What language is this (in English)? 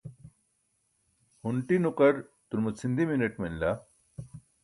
Burushaski